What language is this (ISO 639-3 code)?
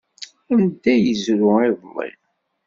kab